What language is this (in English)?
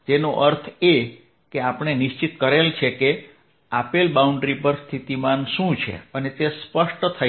Gujarati